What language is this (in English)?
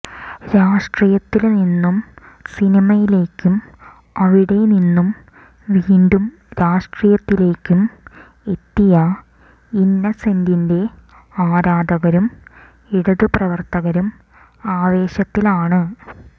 Malayalam